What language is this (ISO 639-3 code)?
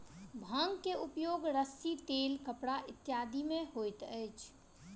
mai